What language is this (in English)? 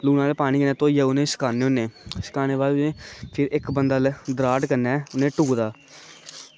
Dogri